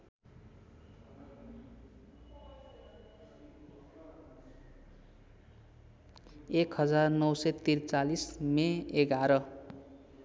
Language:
Nepali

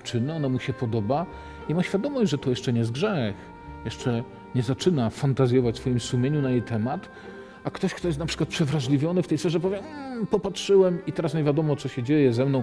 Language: Polish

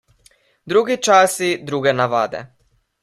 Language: Slovenian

